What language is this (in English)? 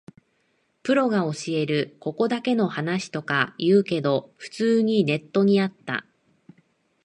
Japanese